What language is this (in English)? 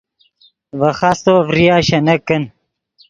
Yidgha